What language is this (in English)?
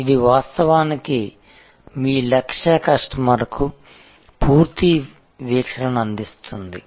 Telugu